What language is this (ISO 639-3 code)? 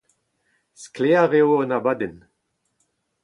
bre